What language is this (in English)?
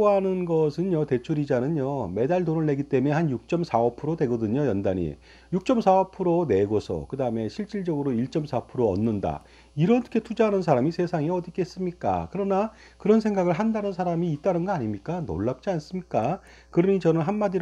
Korean